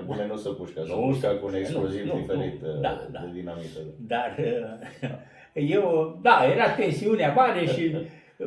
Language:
Romanian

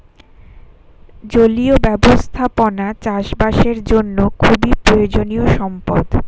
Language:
Bangla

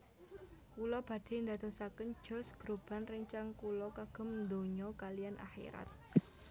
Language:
Javanese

